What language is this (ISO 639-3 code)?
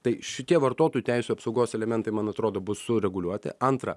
lit